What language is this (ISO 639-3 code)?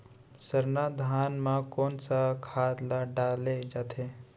hne